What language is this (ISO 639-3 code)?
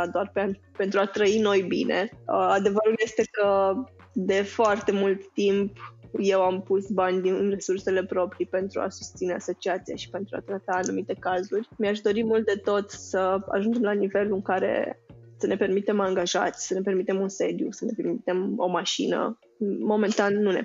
ron